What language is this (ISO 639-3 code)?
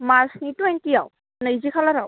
brx